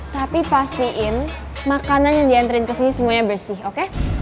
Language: Indonesian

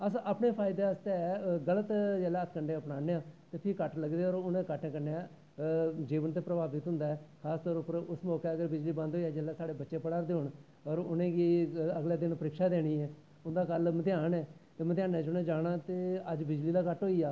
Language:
Dogri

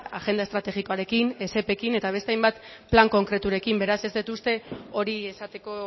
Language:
Basque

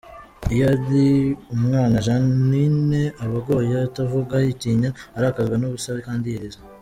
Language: Kinyarwanda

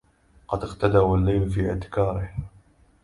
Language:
Arabic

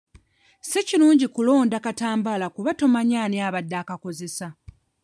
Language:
Ganda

